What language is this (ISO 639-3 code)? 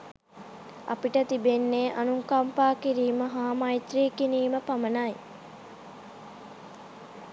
sin